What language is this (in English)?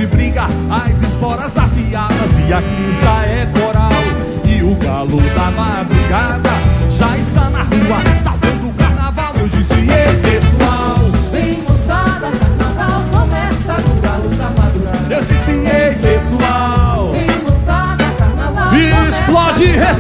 Portuguese